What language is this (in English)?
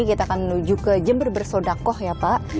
Indonesian